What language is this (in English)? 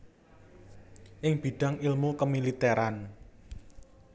Javanese